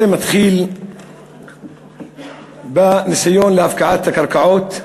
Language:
Hebrew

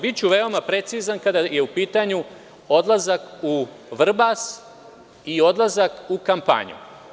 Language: Serbian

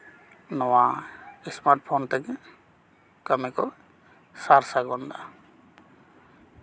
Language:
Santali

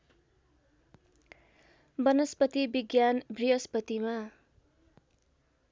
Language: Nepali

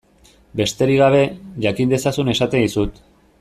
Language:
Basque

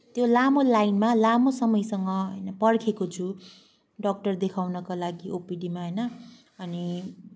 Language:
Nepali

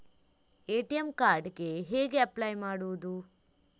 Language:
Kannada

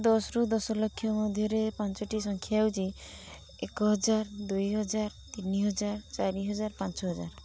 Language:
Odia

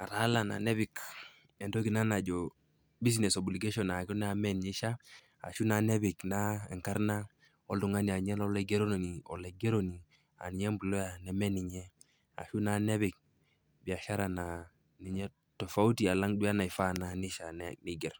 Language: Masai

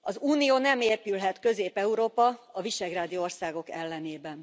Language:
Hungarian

